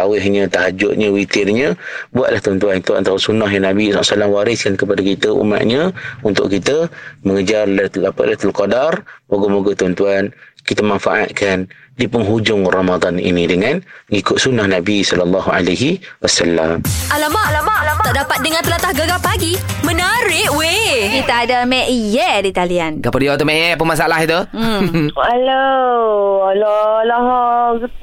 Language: Malay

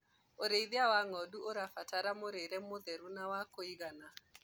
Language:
Kikuyu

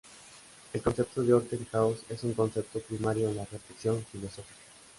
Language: Spanish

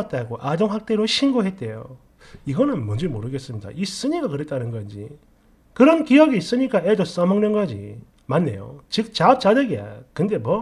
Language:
Korean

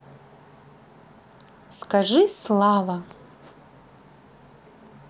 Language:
Russian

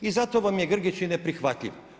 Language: Croatian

